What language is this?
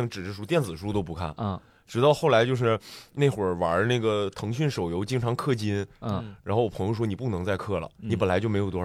Chinese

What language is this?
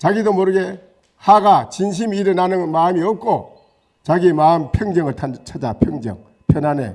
Korean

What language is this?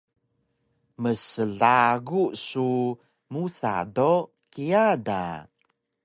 Taroko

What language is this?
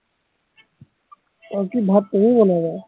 Assamese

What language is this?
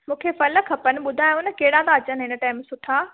Sindhi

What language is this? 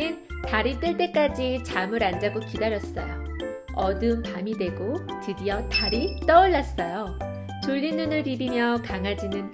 Korean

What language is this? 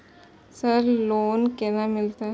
Maithili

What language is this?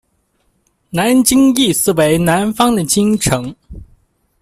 Chinese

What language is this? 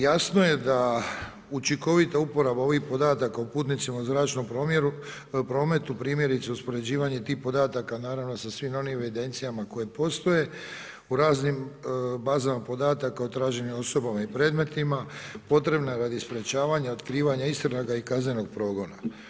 Croatian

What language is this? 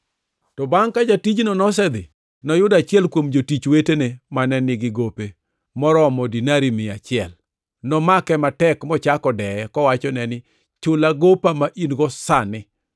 Luo (Kenya and Tanzania)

